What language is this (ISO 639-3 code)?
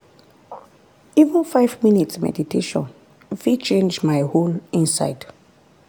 pcm